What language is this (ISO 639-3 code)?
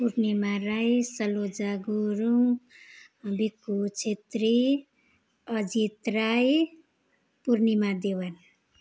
nep